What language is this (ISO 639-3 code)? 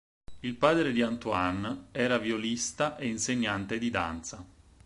ita